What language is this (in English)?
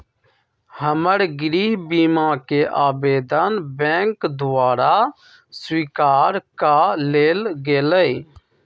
Magahi